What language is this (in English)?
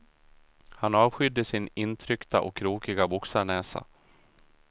Swedish